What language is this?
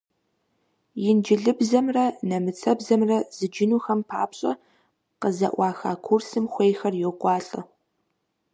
Kabardian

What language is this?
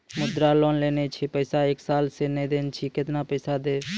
Maithili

